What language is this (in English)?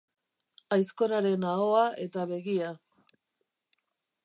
Basque